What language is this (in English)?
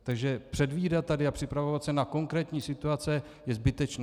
Czech